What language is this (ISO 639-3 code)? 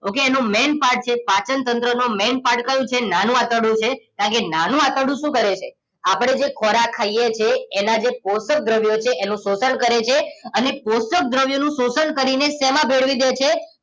guj